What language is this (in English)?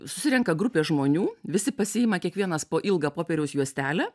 Lithuanian